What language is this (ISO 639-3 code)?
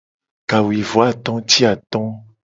gej